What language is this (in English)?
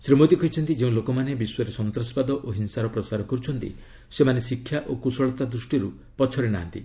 Odia